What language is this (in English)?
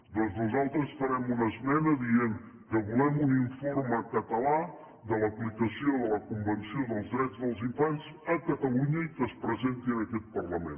Catalan